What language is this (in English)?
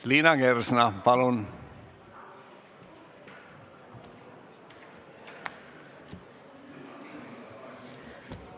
Estonian